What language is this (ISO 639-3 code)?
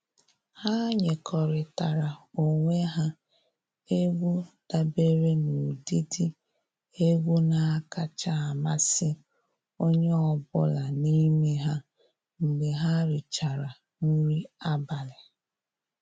ibo